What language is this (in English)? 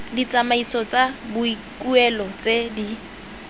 Tswana